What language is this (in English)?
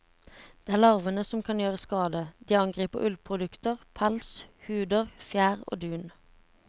Norwegian